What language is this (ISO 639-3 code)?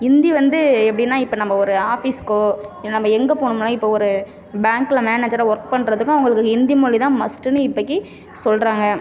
tam